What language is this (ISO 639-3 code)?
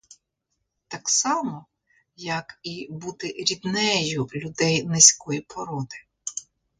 ukr